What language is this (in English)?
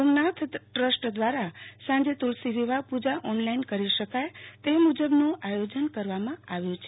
Gujarati